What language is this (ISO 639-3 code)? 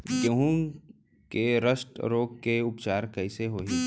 hne